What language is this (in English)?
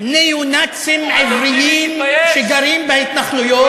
Hebrew